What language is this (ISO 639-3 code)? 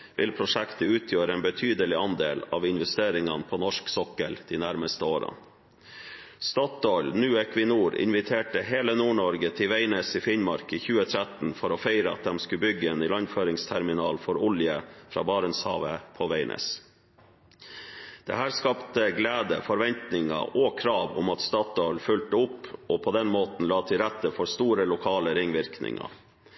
nob